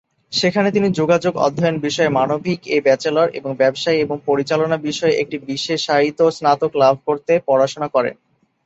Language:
Bangla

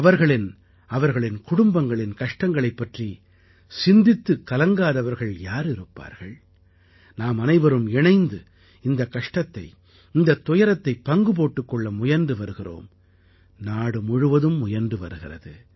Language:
Tamil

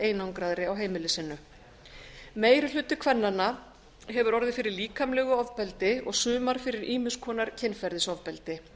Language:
Icelandic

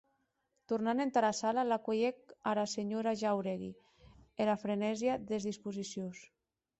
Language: Occitan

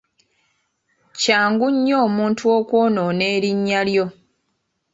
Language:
Ganda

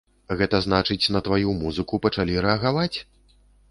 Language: Belarusian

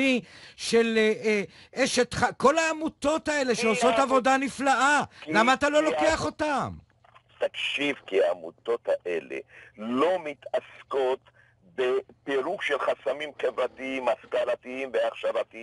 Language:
Hebrew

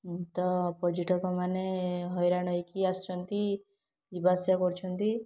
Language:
Odia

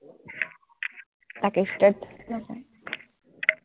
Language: Assamese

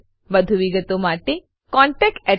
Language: Gujarati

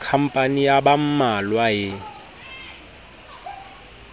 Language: Southern Sotho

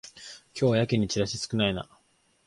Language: Japanese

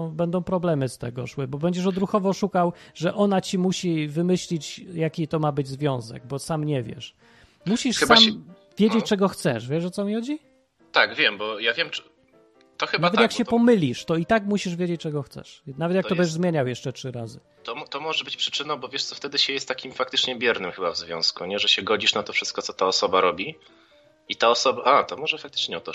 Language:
Polish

